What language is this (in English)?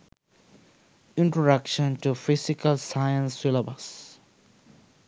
Sinhala